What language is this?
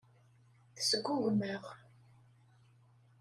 Kabyle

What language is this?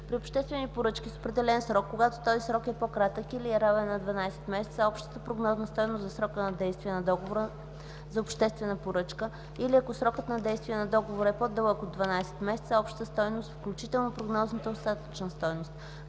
Bulgarian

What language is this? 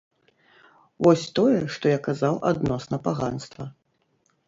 Belarusian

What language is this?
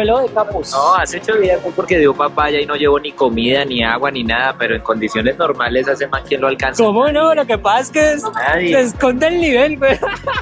Spanish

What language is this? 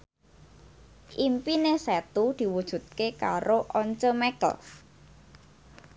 Javanese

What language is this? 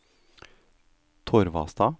Norwegian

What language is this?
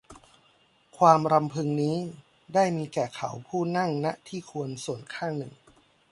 Thai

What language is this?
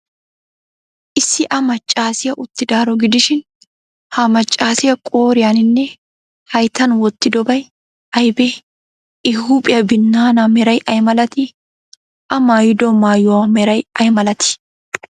Wolaytta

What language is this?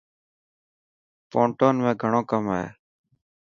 Dhatki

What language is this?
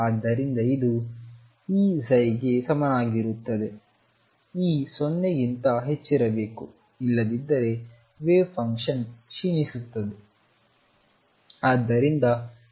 Kannada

